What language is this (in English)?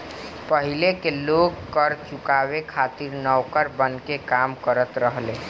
Bhojpuri